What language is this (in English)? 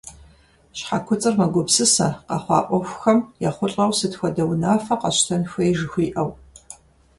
Kabardian